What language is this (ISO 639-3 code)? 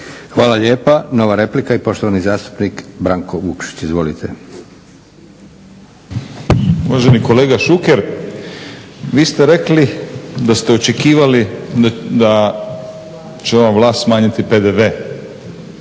hrv